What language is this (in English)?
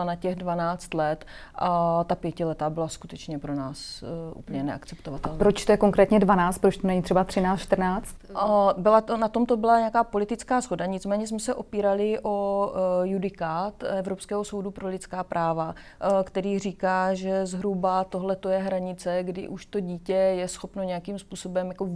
Czech